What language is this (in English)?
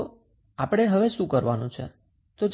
Gujarati